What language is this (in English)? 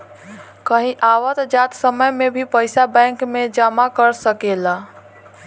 Bhojpuri